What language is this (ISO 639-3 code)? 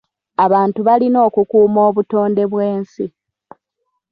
lug